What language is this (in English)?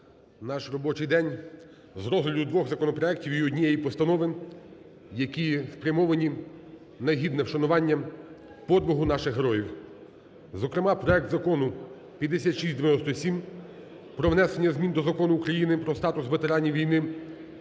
Ukrainian